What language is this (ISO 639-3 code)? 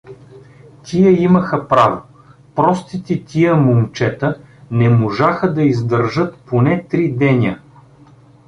bul